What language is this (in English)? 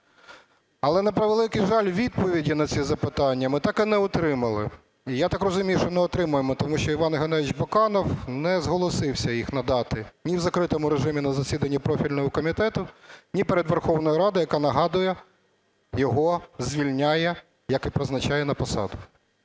Ukrainian